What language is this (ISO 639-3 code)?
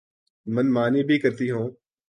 urd